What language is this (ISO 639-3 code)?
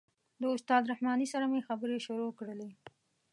pus